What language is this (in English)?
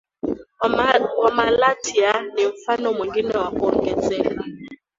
Swahili